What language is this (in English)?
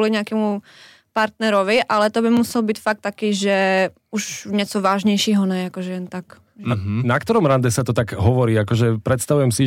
Slovak